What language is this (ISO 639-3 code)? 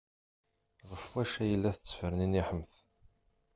kab